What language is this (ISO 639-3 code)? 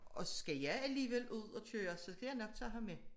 dan